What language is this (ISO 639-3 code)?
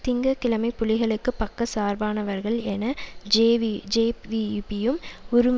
tam